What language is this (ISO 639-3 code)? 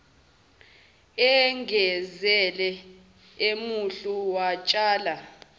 zul